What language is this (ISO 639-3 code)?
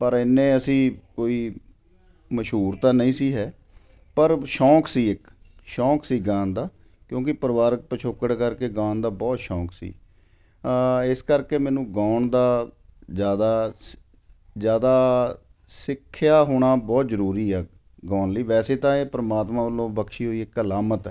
pan